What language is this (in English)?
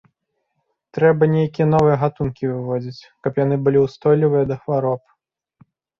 Belarusian